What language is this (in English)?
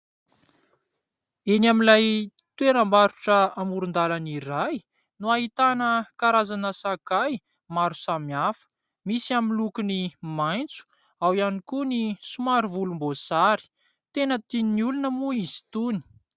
Malagasy